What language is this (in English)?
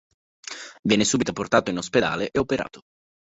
Italian